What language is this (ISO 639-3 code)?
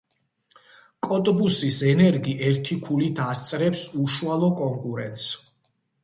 kat